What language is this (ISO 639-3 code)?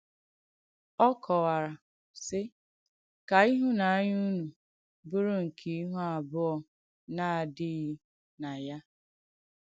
ibo